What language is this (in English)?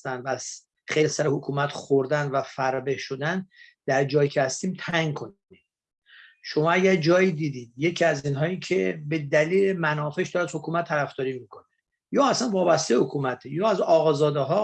Persian